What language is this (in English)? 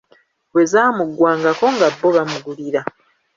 Ganda